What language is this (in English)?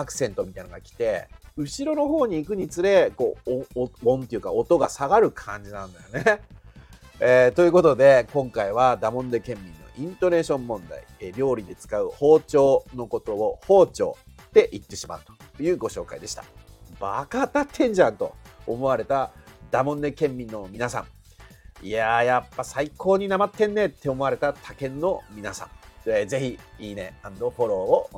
Japanese